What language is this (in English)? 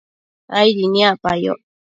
Matsés